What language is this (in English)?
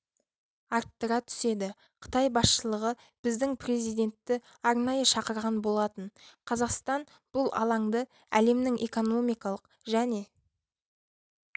Kazakh